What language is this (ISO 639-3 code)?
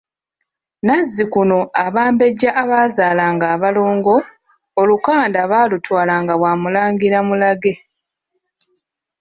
lug